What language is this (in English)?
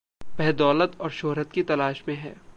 Hindi